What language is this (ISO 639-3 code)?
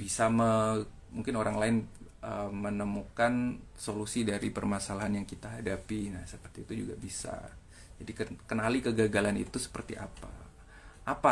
ind